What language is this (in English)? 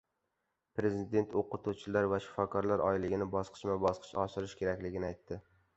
Uzbek